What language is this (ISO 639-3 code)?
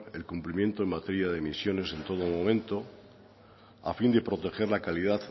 spa